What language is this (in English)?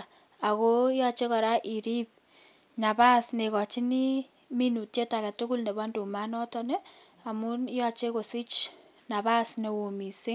Kalenjin